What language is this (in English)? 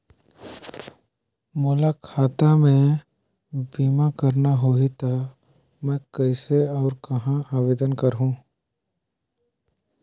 Chhattisgarhi